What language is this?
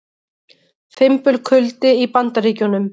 Icelandic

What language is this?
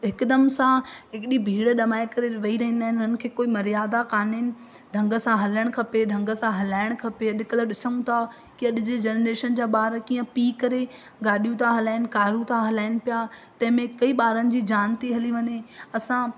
Sindhi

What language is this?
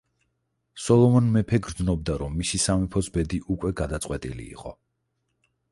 Georgian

